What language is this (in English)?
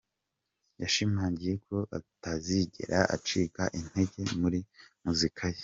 Kinyarwanda